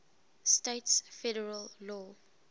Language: English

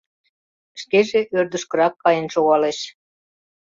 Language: Mari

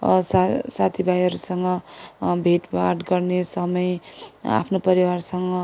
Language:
Nepali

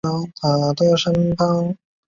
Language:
Chinese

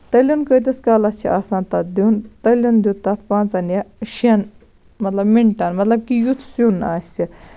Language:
Kashmiri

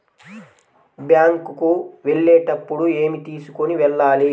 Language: Telugu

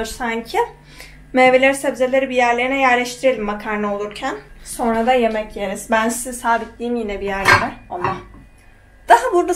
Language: Turkish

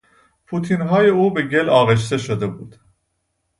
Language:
Persian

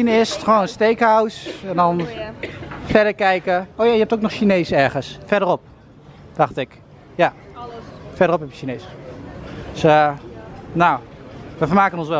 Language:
Dutch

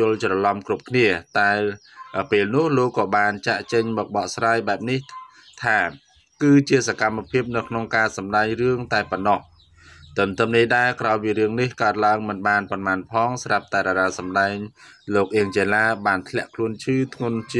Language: Thai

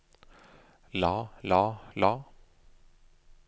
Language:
Norwegian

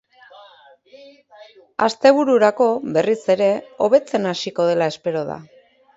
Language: Basque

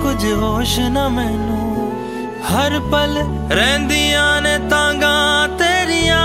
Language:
Hindi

